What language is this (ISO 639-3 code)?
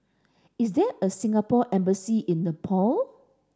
eng